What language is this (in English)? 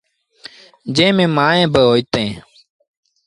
Sindhi Bhil